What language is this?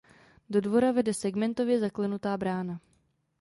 Czech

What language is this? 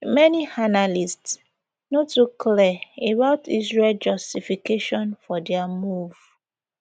Nigerian Pidgin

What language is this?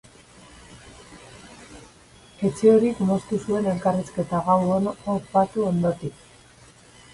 Basque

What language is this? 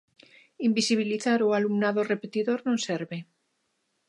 Galician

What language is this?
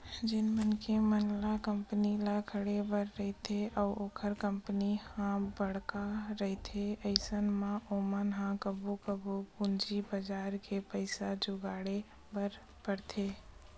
Chhattisgarhi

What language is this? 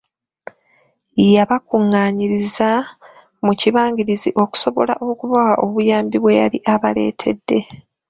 Ganda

